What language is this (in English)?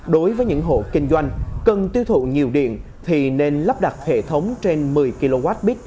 Vietnamese